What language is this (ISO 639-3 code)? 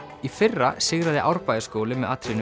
isl